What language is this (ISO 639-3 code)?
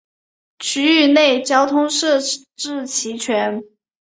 zho